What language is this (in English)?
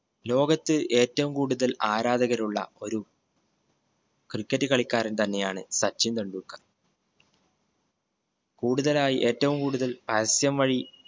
Malayalam